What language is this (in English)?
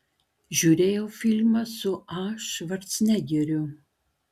Lithuanian